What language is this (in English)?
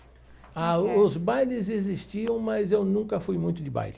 Portuguese